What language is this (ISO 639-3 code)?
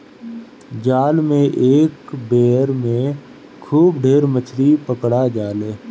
bho